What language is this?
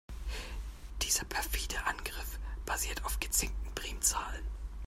German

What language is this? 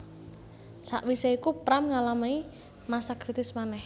Javanese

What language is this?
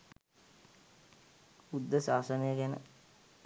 Sinhala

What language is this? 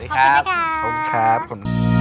Thai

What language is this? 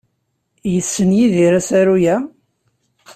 Kabyle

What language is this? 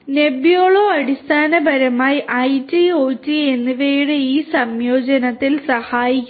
Malayalam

